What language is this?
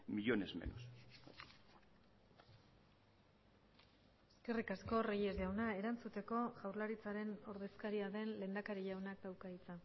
Basque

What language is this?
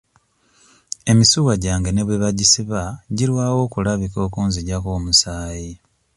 Ganda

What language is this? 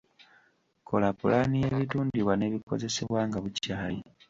Ganda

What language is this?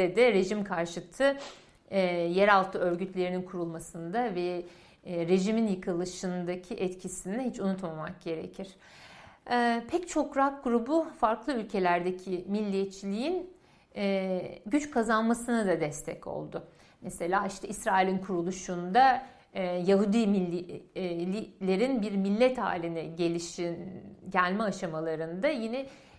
Turkish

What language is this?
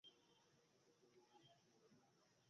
Bangla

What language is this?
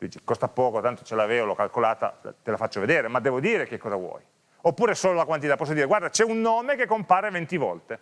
Italian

